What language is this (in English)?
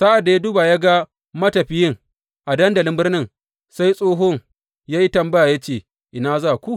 Hausa